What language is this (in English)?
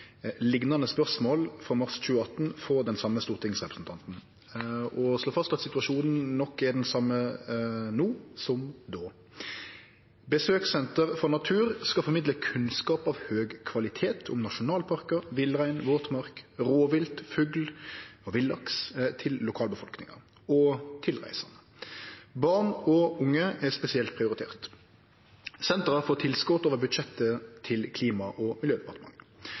Norwegian Nynorsk